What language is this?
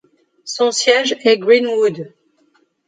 French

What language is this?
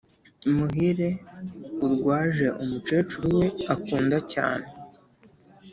Kinyarwanda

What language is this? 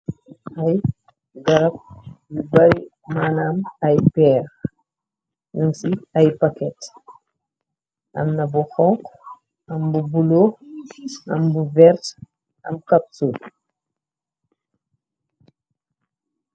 Wolof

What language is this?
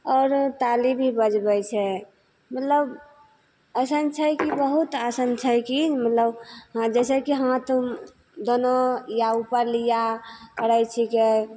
Maithili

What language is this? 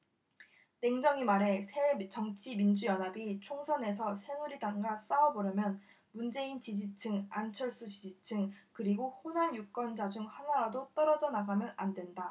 Korean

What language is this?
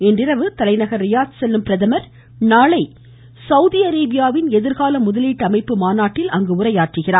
Tamil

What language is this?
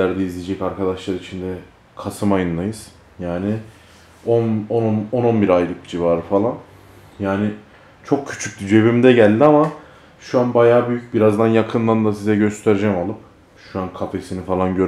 Turkish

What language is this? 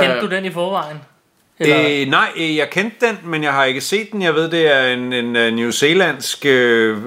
Danish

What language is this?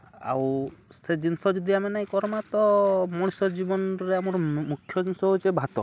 Odia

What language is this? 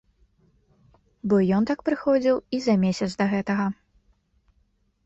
Belarusian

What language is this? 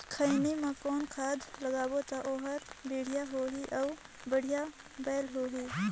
Chhattisgarhi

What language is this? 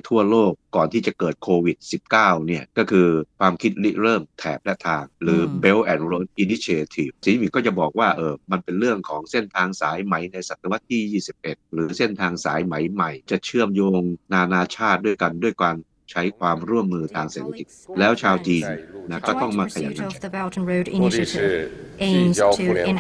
Thai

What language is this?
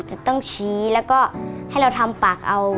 Thai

